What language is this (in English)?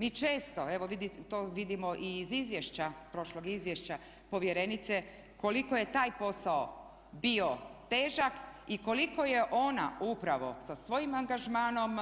Croatian